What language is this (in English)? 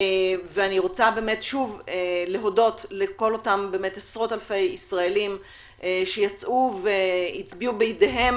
Hebrew